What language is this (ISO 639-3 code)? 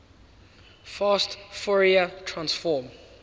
eng